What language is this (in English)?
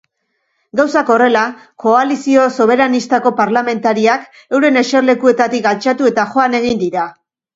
Basque